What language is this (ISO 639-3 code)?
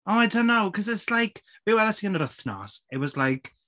cym